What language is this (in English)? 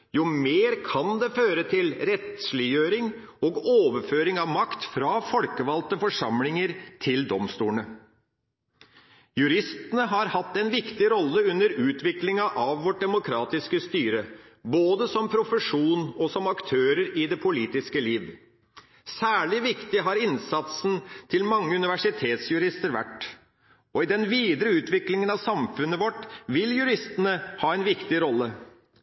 Norwegian Bokmål